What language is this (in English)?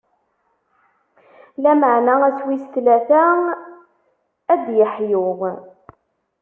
Kabyle